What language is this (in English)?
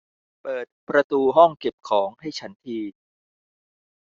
Thai